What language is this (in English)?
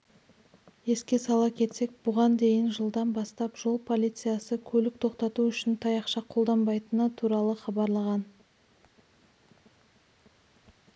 Kazakh